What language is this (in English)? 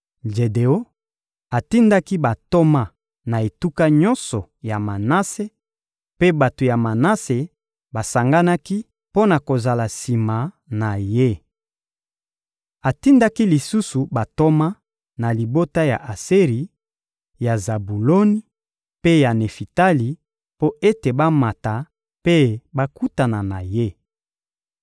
Lingala